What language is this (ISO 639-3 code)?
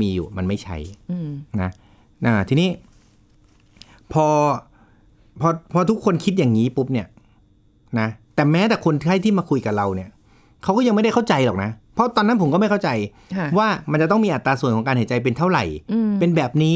tha